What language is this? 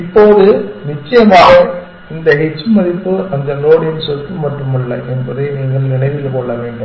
Tamil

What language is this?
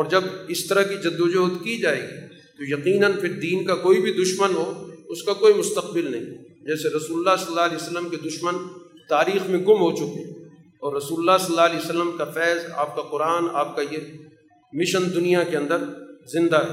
Urdu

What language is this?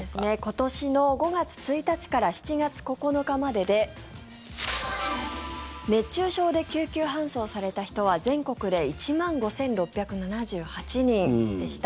Japanese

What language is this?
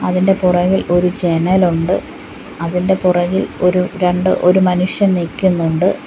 Malayalam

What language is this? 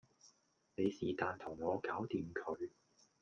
Cantonese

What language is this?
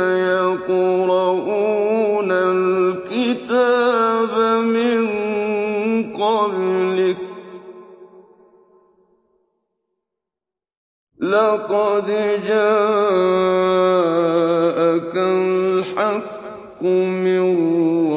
Arabic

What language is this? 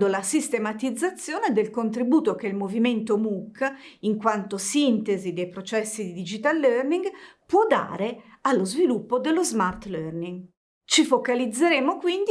Italian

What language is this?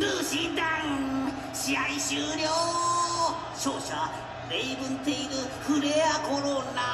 Japanese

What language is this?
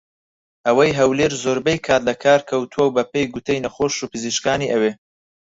Central Kurdish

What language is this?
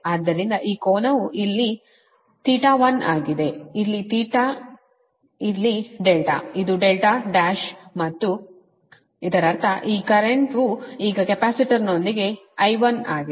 Kannada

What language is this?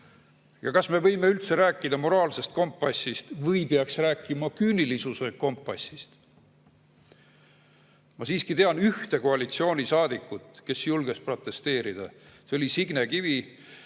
Estonian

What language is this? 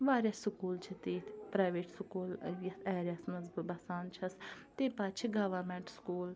Kashmiri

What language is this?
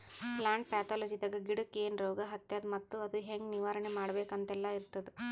Kannada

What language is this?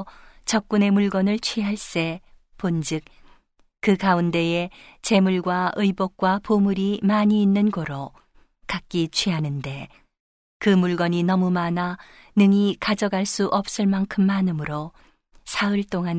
Korean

